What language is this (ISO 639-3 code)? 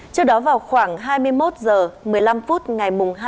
vie